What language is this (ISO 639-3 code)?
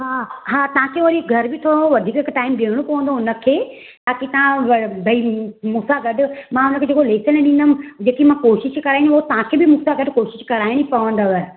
snd